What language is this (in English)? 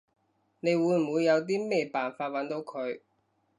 Cantonese